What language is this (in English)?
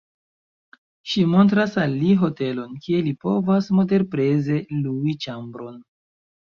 Esperanto